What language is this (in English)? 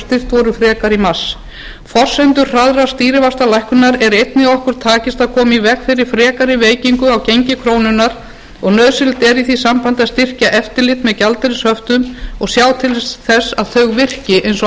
Icelandic